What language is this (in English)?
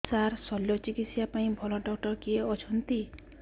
Odia